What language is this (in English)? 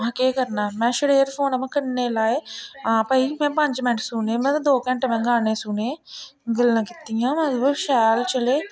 Dogri